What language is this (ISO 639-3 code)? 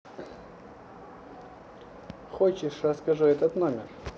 rus